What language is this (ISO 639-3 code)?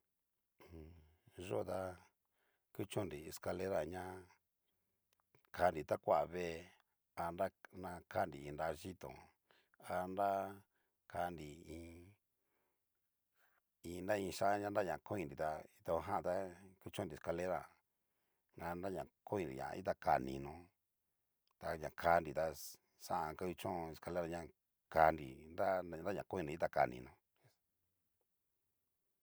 miu